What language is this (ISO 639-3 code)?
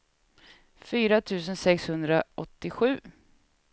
swe